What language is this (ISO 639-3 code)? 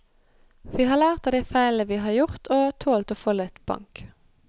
nor